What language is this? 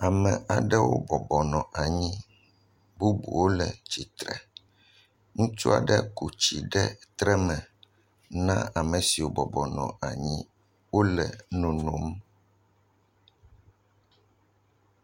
Ewe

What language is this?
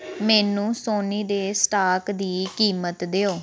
Punjabi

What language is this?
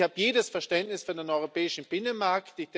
German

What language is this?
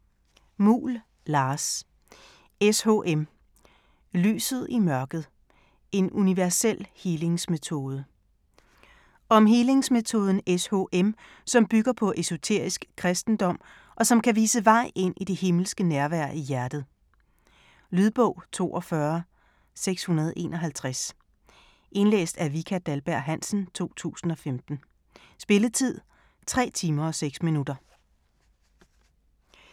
Danish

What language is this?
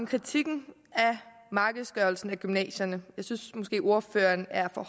Danish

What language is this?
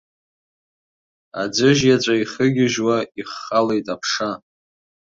Abkhazian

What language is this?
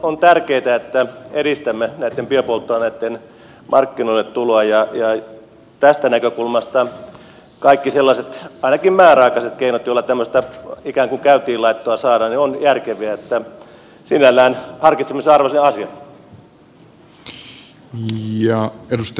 Finnish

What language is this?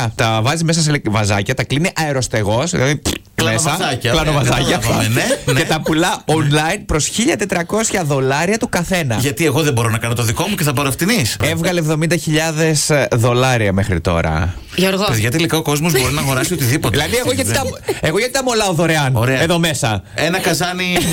Greek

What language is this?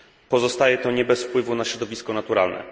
Polish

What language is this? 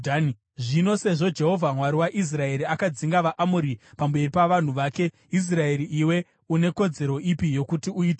Shona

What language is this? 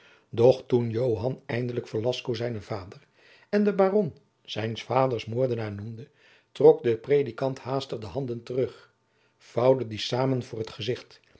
Dutch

